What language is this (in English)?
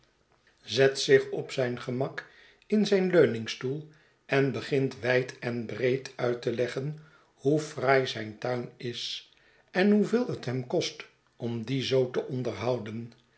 Dutch